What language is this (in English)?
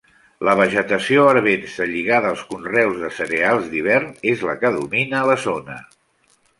Catalan